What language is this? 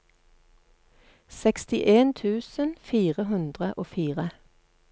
Norwegian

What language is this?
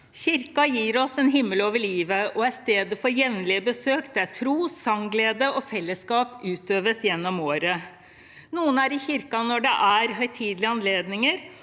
Norwegian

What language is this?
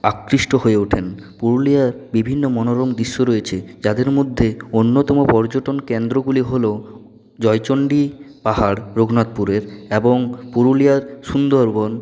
Bangla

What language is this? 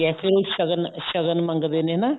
Punjabi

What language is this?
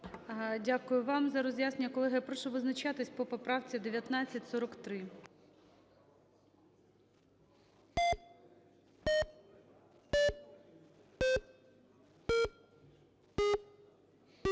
Ukrainian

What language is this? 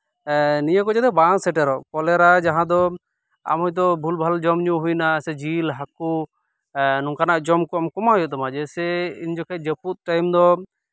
Santali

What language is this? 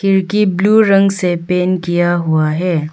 Hindi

